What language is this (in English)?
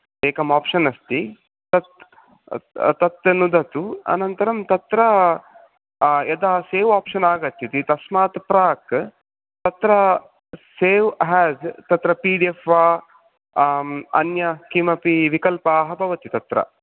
Sanskrit